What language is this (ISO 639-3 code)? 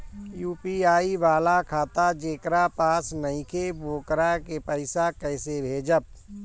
bho